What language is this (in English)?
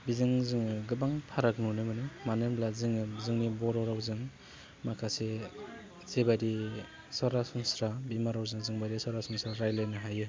Bodo